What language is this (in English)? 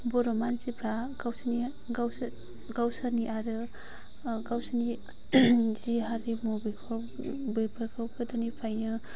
Bodo